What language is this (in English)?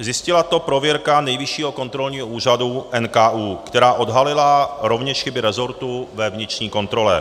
Czech